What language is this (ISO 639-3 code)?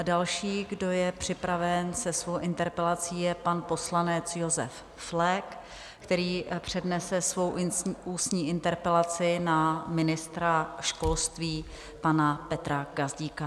ces